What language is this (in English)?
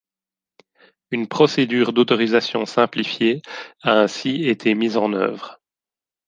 French